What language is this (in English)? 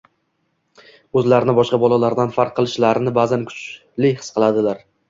Uzbek